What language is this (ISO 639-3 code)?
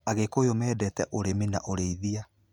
kik